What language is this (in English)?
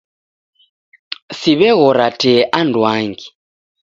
Taita